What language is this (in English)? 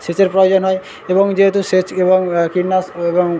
Bangla